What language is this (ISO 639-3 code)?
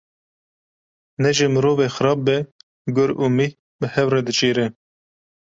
kur